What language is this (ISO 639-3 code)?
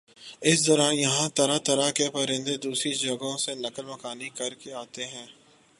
urd